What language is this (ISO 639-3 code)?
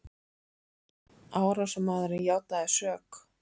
isl